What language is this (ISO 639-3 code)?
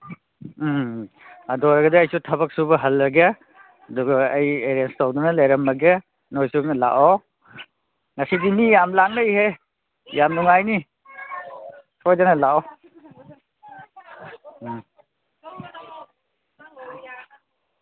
mni